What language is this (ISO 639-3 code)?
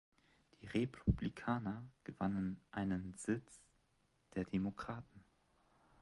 deu